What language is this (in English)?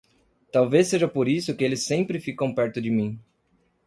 Portuguese